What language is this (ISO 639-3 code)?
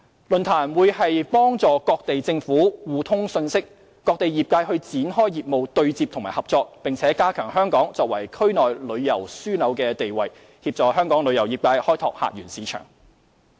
yue